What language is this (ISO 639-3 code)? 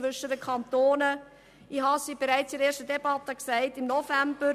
gsw